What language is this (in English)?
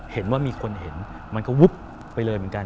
Thai